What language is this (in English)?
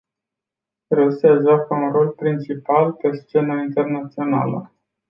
Romanian